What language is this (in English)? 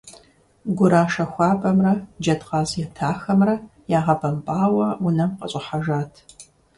Kabardian